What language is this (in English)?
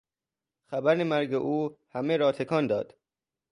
Persian